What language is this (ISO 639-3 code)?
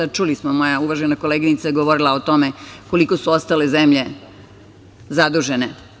srp